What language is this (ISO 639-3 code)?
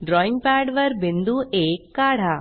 mar